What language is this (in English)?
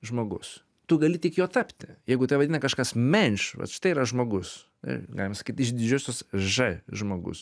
Lithuanian